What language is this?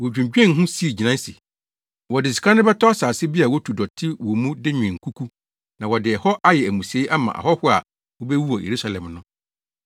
Akan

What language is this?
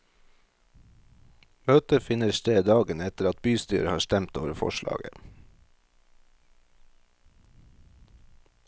Norwegian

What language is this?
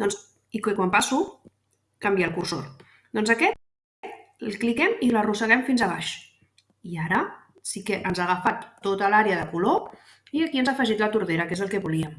Catalan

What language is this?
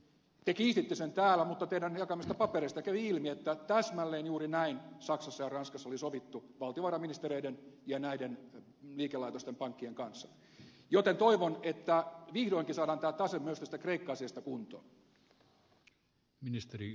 Finnish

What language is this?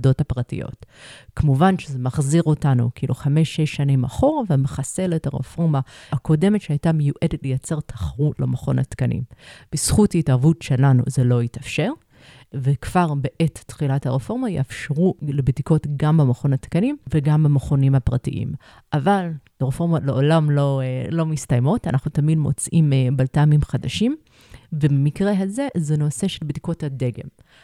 Hebrew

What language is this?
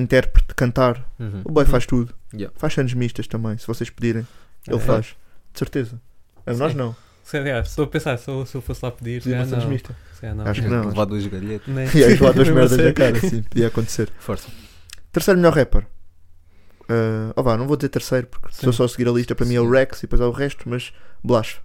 Portuguese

